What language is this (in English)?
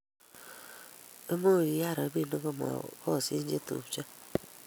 Kalenjin